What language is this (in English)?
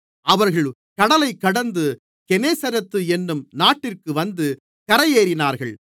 Tamil